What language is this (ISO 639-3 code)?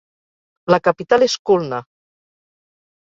cat